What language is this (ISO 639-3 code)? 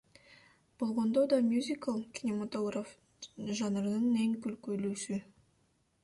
kir